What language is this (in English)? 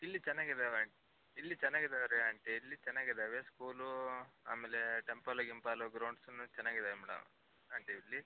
Kannada